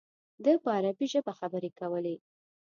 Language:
Pashto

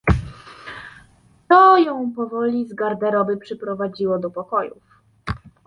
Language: Polish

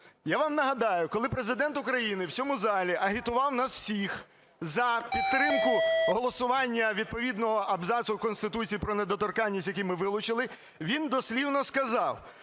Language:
Ukrainian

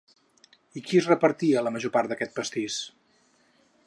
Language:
Catalan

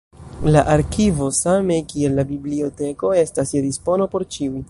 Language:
Esperanto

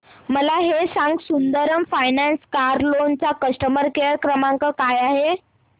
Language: Marathi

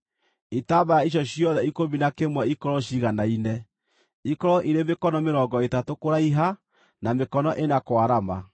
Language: Kikuyu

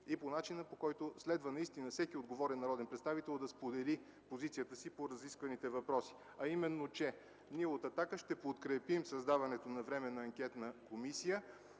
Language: Bulgarian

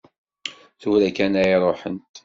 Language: Kabyle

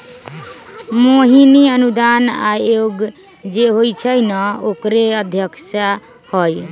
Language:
Magahi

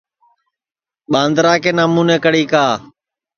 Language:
Sansi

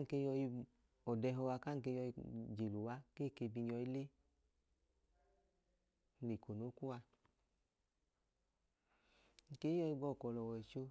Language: Idoma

